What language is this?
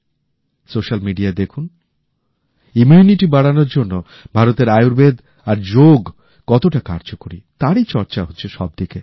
Bangla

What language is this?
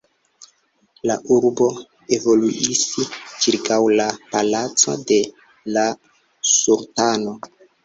Esperanto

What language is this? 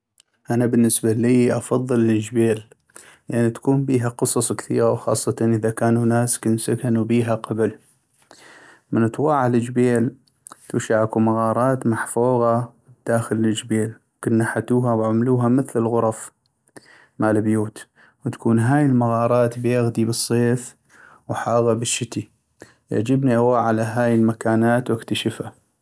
North Mesopotamian Arabic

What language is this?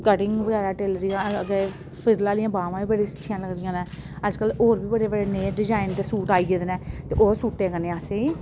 Dogri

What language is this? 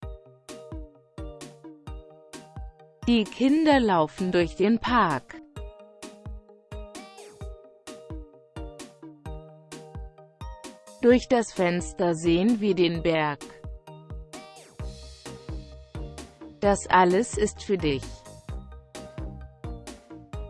German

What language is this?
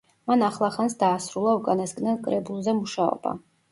Georgian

